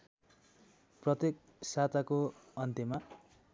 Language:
Nepali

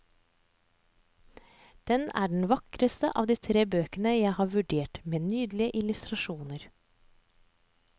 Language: Norwegian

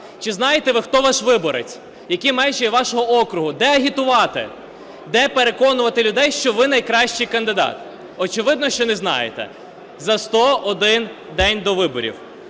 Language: Ukrainian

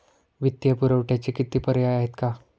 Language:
Marathi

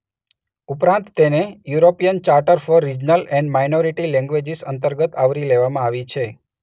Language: Gujarati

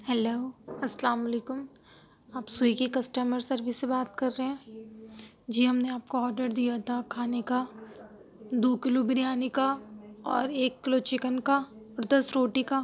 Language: Urdu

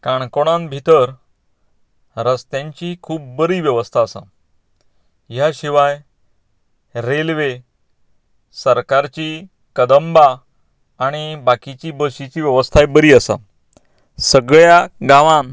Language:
Konkani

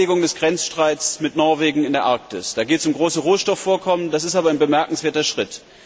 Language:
German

